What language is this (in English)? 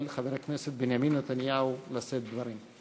Hebrew